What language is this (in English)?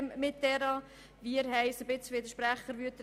Swiss German